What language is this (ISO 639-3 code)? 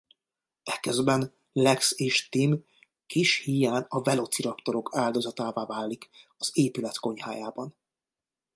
hun